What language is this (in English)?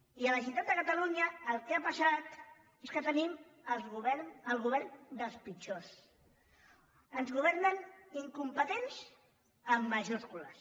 Catalan